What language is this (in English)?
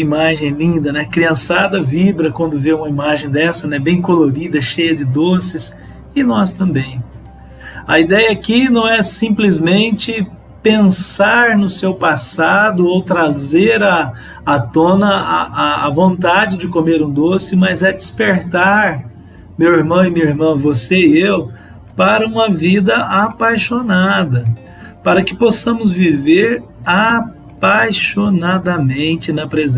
Portuguese